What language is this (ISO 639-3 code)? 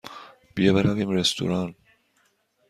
fas